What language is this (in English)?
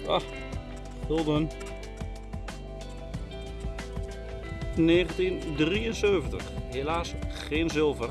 Dutch